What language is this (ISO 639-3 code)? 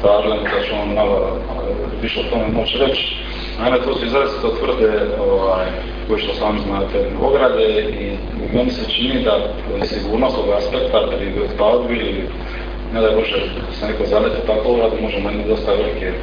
hrv